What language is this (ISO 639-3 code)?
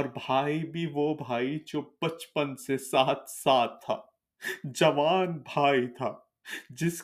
urd